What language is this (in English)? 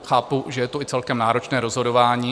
Czech